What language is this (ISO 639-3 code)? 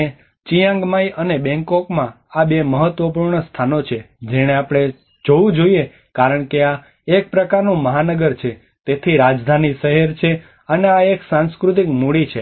guj